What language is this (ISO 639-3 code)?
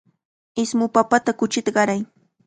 qvl